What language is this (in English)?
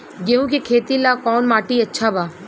Bhojpuri